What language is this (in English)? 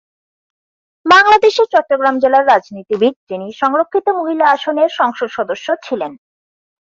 Bangla